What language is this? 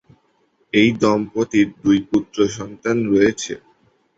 Bangla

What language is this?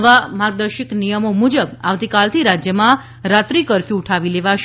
Gujarati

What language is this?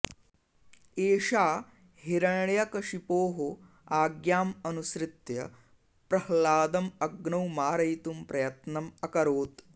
Sanskrit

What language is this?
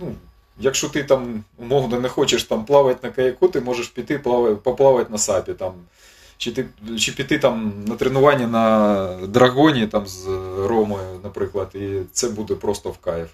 Ukrainian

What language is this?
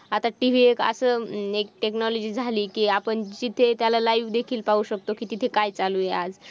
Marathi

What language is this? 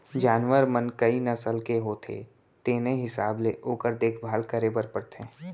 Chhattisgarhi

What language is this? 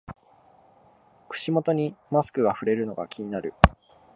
Japanese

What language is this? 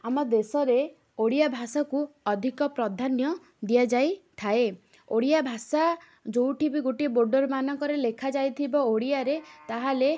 Odia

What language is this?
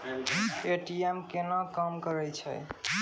Maithili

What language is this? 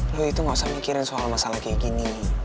Indonesian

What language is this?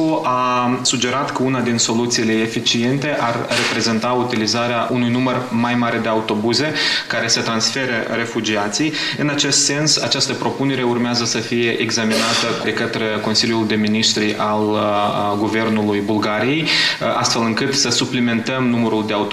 Romanian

